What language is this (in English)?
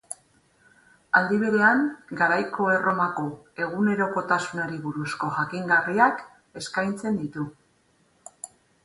Basque